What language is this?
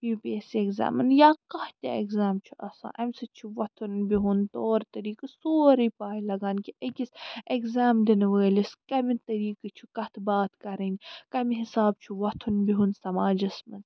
Kashmiri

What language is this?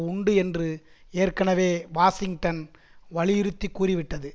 Tamil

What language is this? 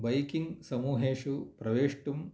Sanskrit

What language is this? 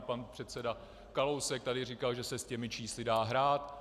Czech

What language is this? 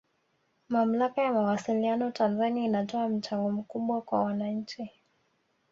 Swahili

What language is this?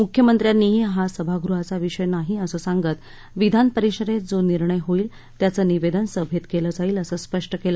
Marathi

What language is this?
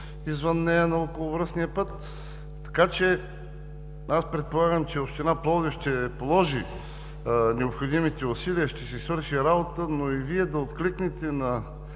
Bulgarian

